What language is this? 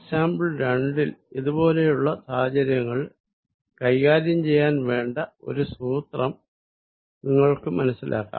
Malayalam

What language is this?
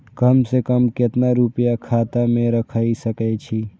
Maithili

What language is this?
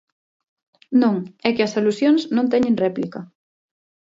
Galician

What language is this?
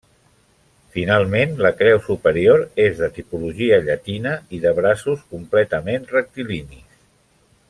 Catalan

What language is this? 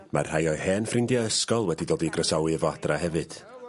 Welsh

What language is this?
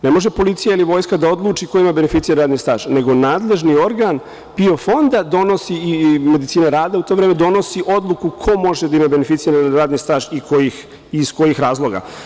Serbian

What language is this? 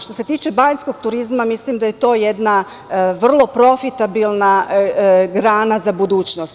Serbian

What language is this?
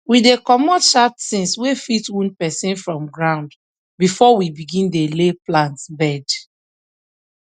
Nigerian Pidgin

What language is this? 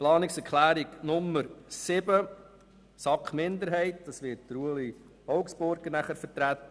Swiss German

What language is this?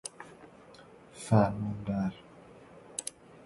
Persian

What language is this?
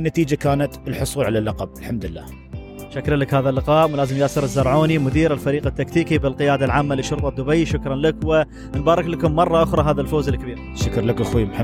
Arabic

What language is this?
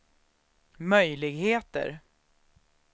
Swedish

